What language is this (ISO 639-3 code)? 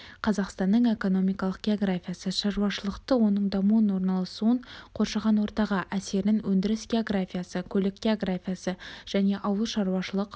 kaz